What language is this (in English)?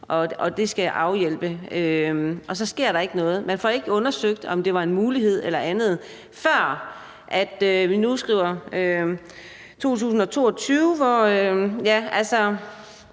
Danish